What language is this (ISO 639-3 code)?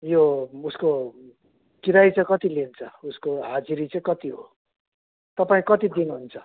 nep